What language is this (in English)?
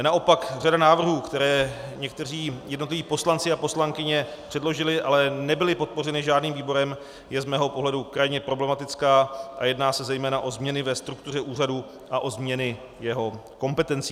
Czech